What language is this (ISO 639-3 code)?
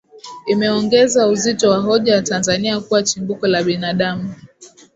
swa